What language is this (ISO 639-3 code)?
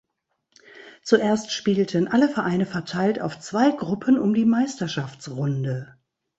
deu